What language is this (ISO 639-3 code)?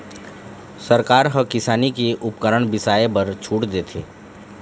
hne